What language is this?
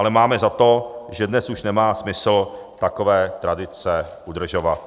Czech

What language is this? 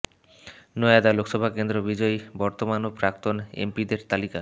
Bangla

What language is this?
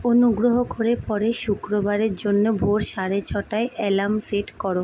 Bangla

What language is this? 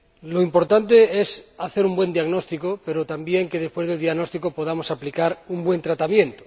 Spanish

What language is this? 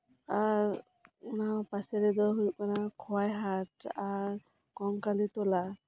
Santali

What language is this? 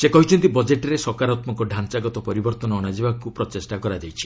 Odia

